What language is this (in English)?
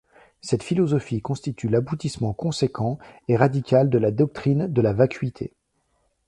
French